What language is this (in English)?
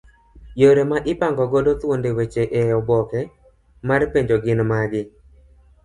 Luo (Kenya and Tanzania)